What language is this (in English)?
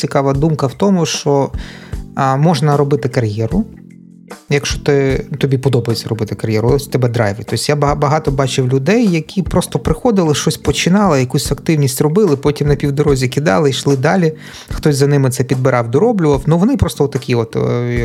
Ukrainian